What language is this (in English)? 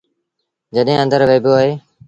Sindhi Bhil